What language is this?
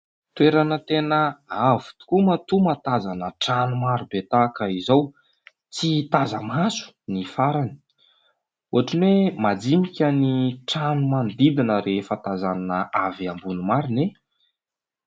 Malagasy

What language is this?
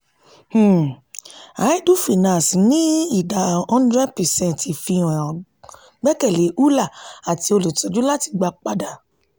Yoruba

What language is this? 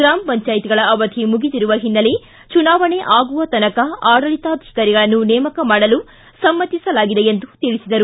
Kannada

